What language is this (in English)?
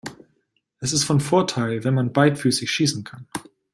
German